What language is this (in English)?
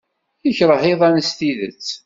Kabyle